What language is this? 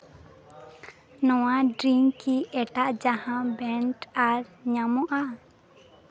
Santali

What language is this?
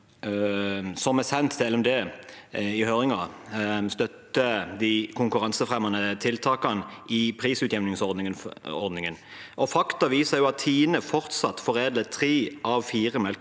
Norwegian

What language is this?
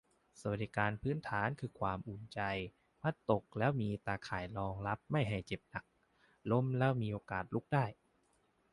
Thai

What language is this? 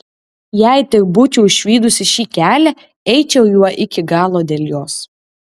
Lithuanian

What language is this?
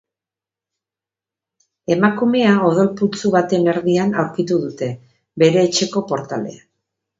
Basque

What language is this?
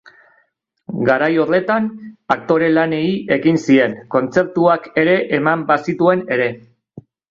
Basque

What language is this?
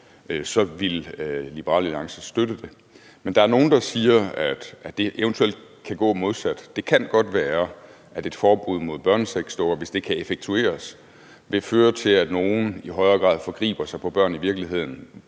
Danish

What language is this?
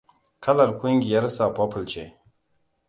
Hausa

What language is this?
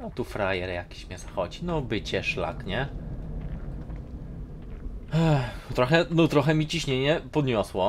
Polish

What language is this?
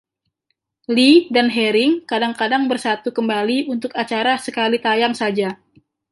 Indonesian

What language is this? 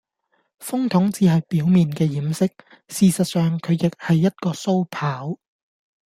Cantonese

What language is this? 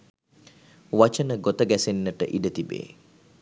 Sinhala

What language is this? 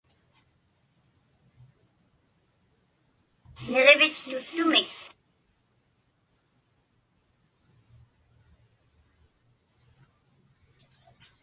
Inupiaq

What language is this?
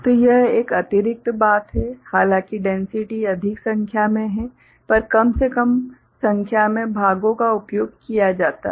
Hindi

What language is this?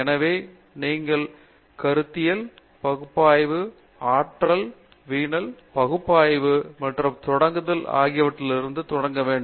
Tamil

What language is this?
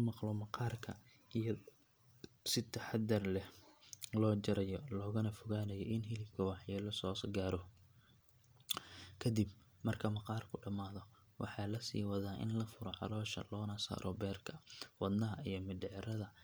Somali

